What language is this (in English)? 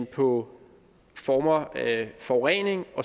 Danish